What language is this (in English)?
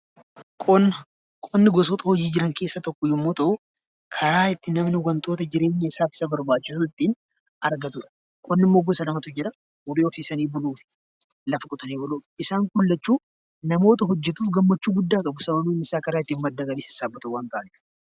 Oromo